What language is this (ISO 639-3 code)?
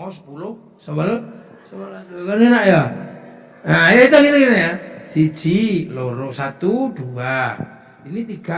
ind